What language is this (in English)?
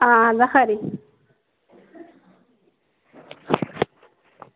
Dogri